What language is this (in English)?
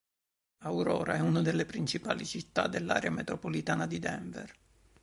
Italian